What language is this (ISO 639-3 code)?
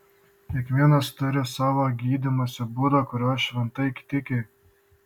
lit